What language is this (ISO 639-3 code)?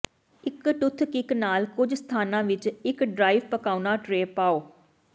pan